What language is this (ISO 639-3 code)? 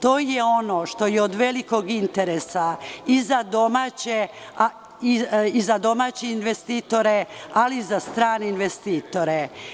srp